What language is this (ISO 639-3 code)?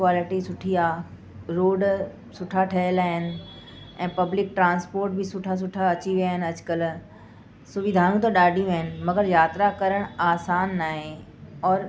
snd